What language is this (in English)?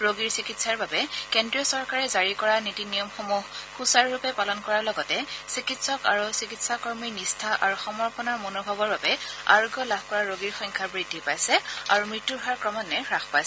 Assamese